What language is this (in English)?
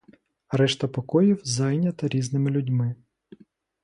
Ukrainian